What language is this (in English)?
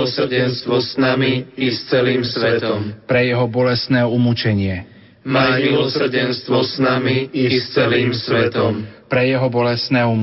Slovak